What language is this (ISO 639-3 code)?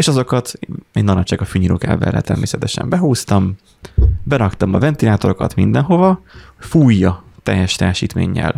hun